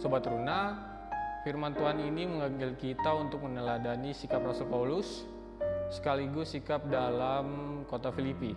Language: Indonesian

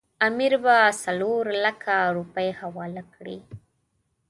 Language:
Pashto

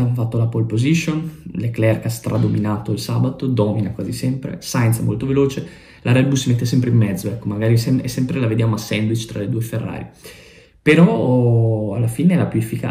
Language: Italian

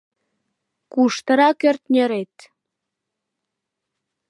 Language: Mari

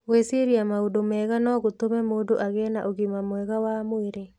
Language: Kikuyu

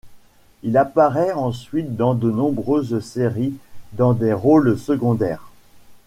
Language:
French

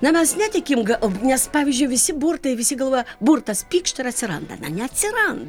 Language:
Lithuanian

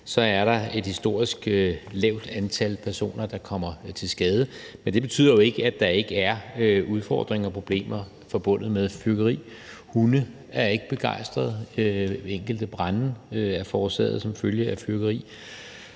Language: Danish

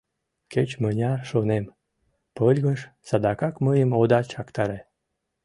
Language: Mari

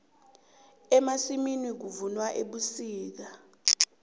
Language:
South Ndebele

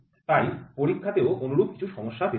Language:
Bangla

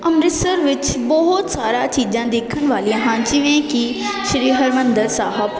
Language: Punjabi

